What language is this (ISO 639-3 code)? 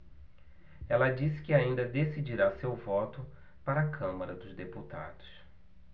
por